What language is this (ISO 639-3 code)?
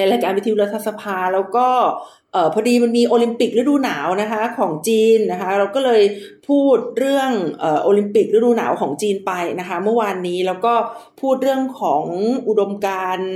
tha